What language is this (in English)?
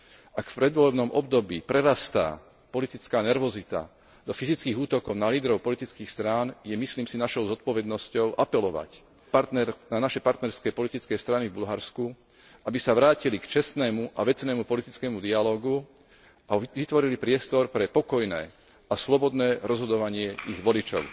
Slovak